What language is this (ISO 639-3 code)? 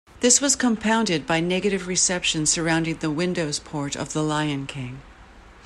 eng